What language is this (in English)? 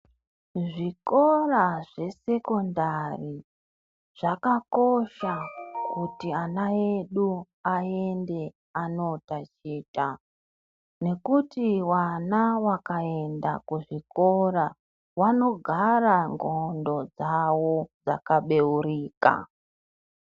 Ndau